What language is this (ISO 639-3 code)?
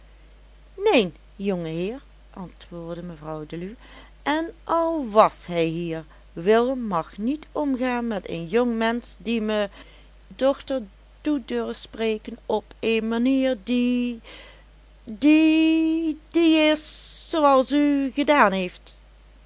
nld